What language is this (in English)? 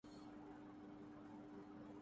Urdu